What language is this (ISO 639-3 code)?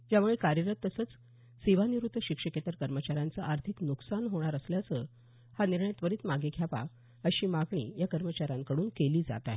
mar